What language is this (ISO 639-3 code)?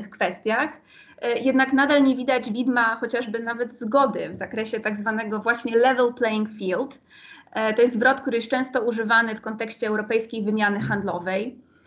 pol